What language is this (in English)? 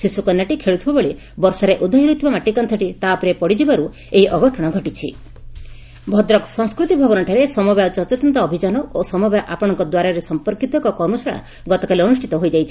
Odia